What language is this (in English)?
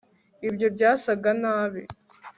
Kinyarwanda